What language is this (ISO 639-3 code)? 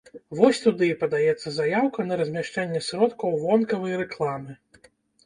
bel